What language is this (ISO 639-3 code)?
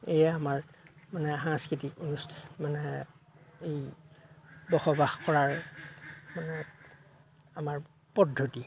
asm